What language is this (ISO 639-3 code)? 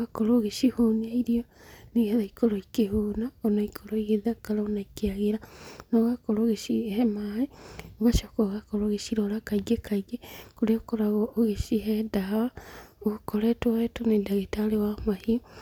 kik